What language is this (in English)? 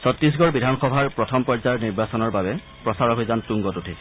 Assamese